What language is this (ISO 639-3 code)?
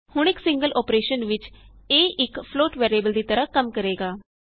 pan